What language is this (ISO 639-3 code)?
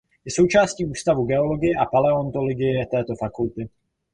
ces